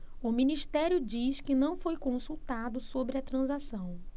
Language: Portuguese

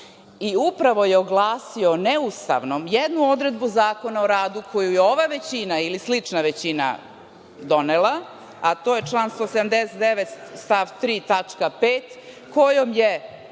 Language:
Serbian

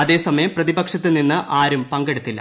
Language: Malayalam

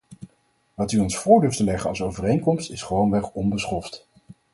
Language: Dutch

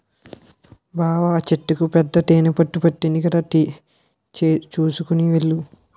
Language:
Telugu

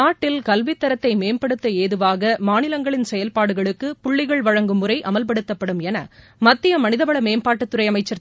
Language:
Tamil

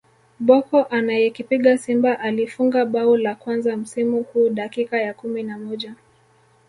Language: Swahili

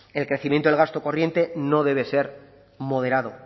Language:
Spanish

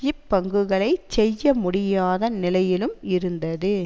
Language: Tamil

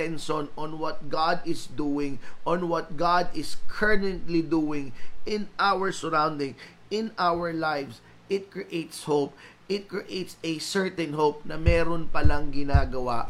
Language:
Filipino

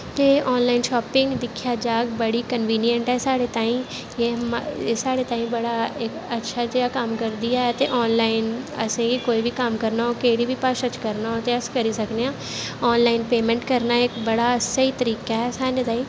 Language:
Dogri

